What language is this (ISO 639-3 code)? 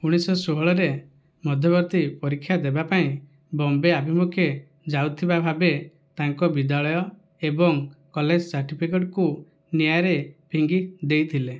ori